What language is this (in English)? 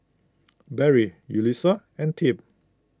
English